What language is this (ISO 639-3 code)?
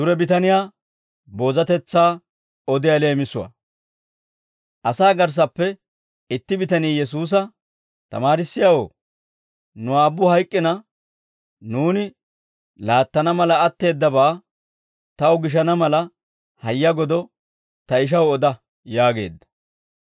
dwr